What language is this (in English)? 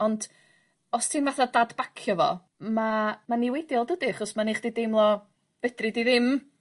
Welsh